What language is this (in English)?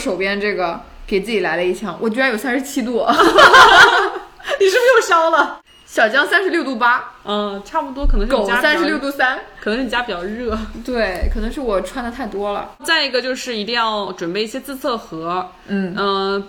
Chinese